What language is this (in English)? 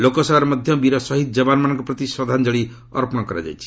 Odia